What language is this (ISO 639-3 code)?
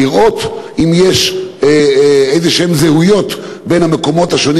heb